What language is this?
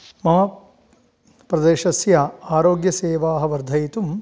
Sanskrit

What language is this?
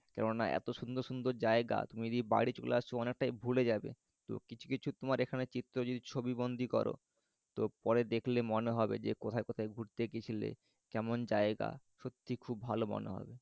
Bangla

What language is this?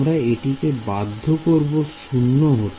Bangla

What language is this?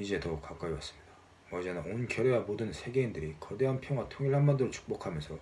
Korean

